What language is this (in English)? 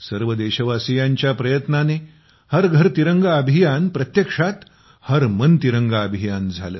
Marathi